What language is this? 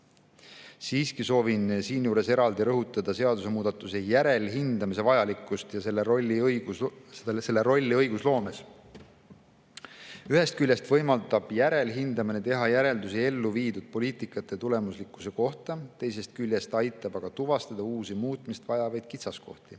Estonian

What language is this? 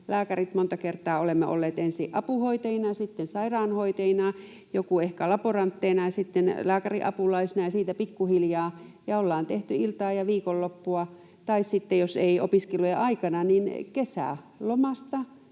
Finnish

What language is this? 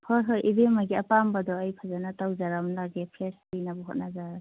Manipuri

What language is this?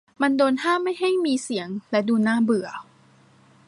Thai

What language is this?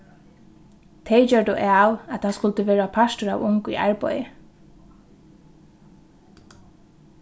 Faroese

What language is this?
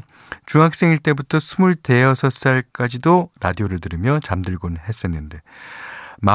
Korean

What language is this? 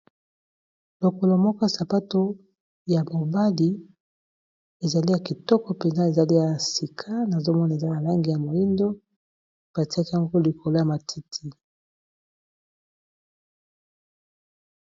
Lingala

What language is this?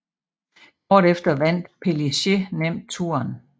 Danish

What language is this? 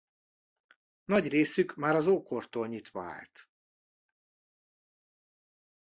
Hungarian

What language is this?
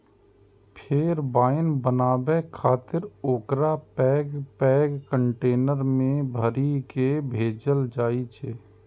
Maithili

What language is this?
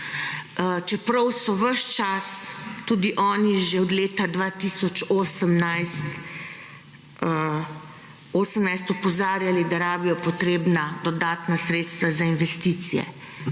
Slovenian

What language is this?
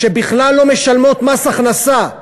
Hebrew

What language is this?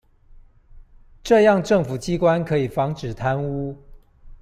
Chinese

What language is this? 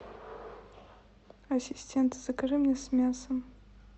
Russian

